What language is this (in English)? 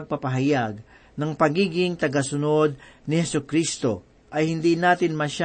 Filipino